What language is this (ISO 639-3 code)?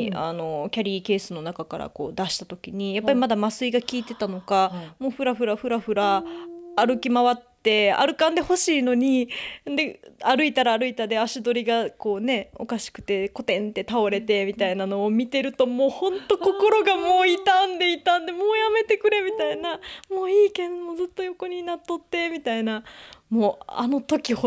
jpn